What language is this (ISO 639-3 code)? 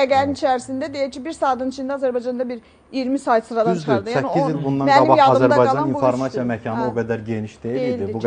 tur